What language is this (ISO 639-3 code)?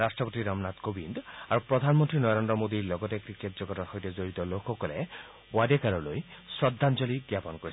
asm